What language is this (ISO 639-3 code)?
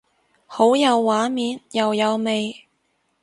yue